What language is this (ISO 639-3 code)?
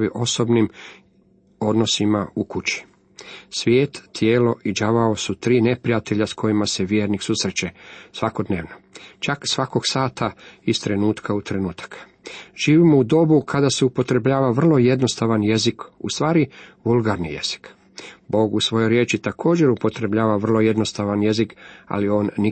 hrv